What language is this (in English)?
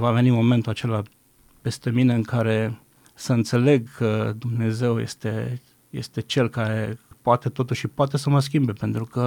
Romanian